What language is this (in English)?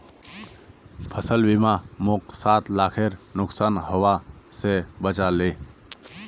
Magahi